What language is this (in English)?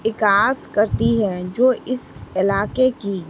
Urdu